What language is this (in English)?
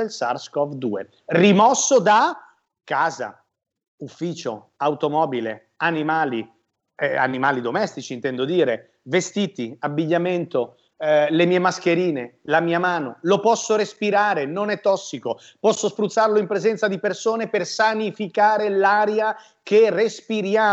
Italian